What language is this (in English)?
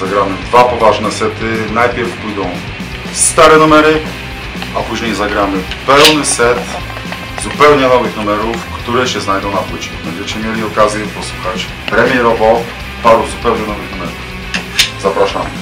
Polish